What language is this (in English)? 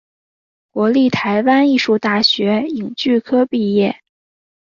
Chinese